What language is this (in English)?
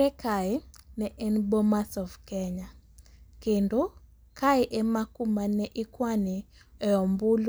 Luo (Kenya and Tanzania)